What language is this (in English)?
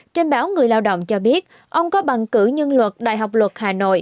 Vietnamese